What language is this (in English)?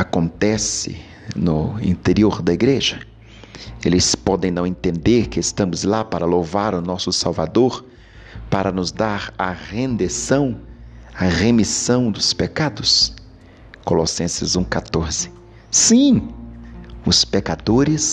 Portuguese